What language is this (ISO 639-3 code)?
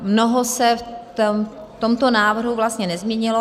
ces